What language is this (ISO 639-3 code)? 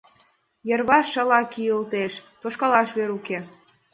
chm